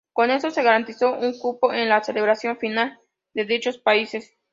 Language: Spanish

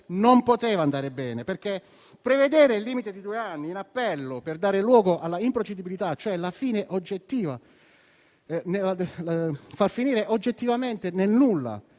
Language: Italian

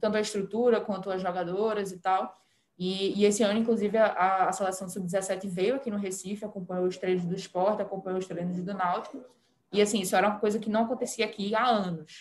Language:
Portuguese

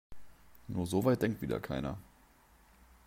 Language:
German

